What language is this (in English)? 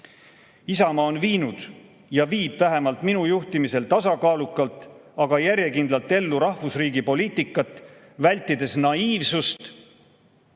Estonian